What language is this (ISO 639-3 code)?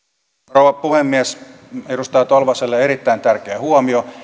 fin